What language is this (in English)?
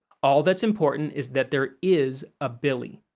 English